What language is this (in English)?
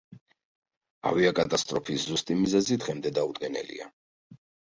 Georgian